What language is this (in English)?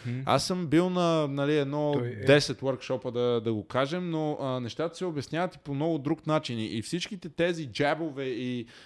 Bulgarian